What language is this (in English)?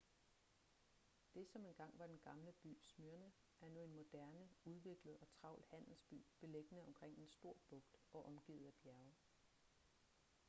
Danish